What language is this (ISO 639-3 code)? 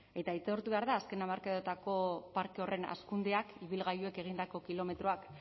eus